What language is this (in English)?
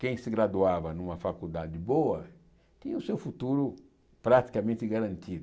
Portuguese